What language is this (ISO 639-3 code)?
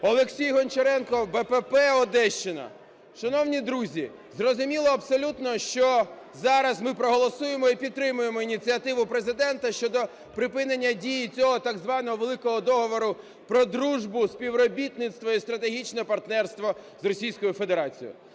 ukr